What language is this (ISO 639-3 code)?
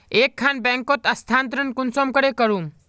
mag